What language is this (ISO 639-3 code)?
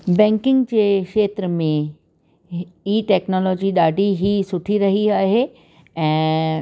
snd